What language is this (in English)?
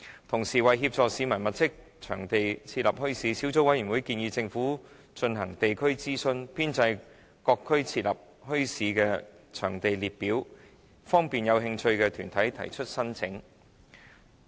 Cantonese